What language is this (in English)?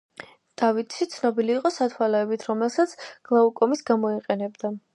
Georgian